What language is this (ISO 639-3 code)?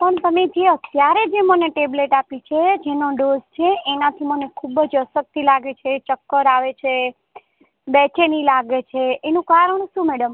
guj